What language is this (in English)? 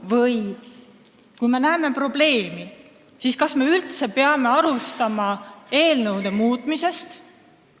Estonian